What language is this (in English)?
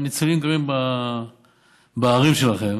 Hebrew